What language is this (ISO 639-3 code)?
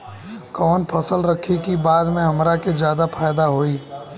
bho